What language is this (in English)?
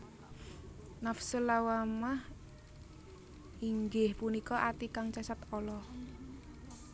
Javanese